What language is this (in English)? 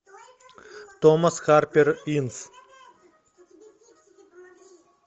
Russian